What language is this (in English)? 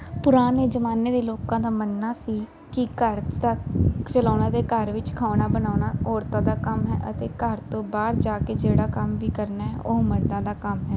Punjabi